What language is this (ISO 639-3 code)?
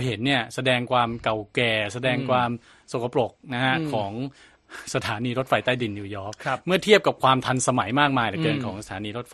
tha